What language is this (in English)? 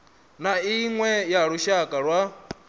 Venda